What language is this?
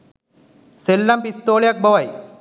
Sinhala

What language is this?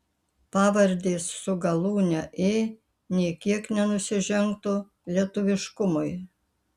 Lithuanian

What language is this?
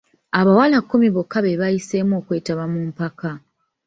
Ganda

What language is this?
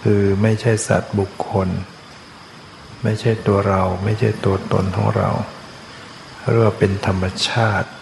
Thai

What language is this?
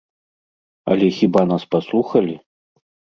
Belarusian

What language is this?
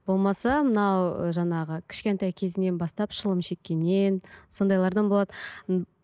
Kazakh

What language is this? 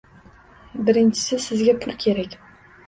Uzbek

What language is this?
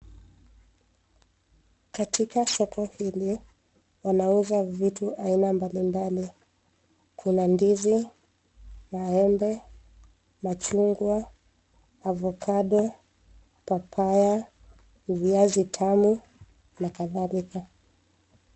Swahili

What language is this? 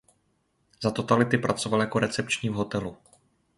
Czech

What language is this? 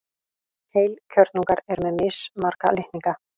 Icelandic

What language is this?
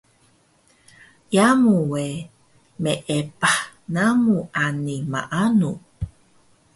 Taroko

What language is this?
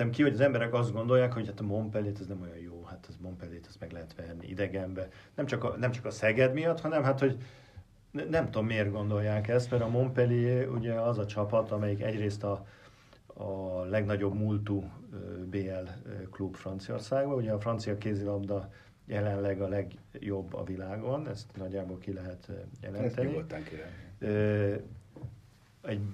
Hungarian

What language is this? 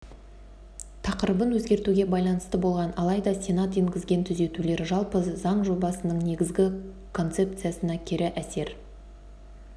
Kazakh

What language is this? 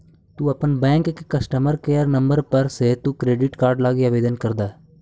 Magahi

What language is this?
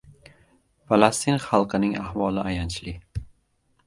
Uzbek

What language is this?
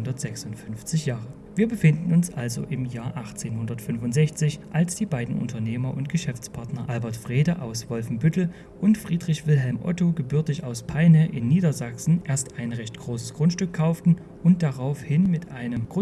German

